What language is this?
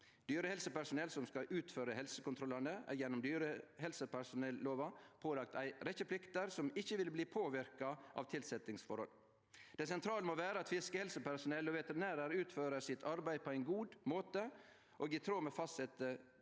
Norwegian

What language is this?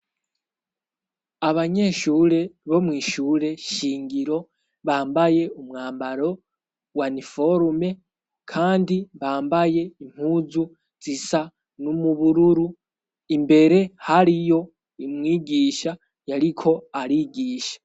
Rundi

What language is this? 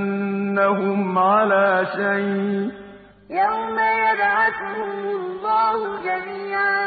Arabic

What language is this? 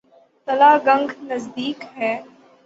Urdu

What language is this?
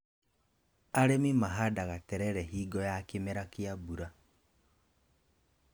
Kikuyu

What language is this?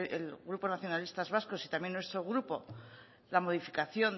Spanish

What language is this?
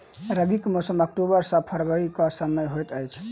Maithili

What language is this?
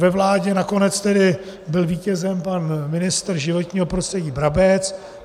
Czech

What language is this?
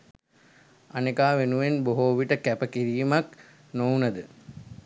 Sinhala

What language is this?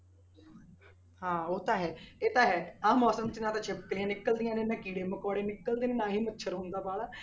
Punjabi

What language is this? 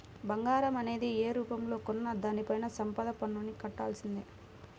Telugu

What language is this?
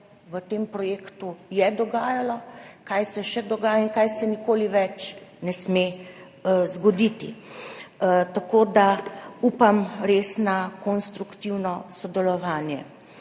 Slovenian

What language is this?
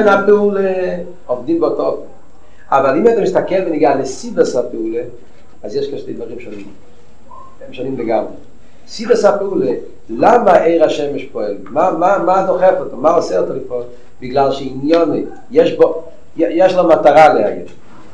Hebrew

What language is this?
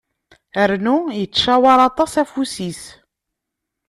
Kabyle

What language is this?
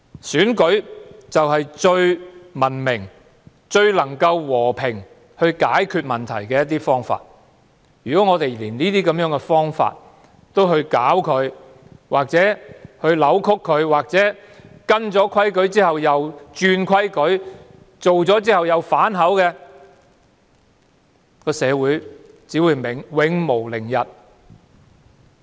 Cantonese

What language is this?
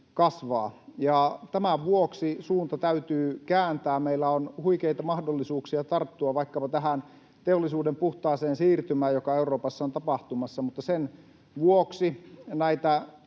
Finnish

